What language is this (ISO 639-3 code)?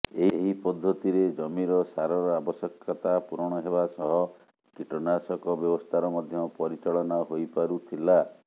ori